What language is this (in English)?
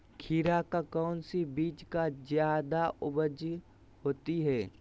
Magahi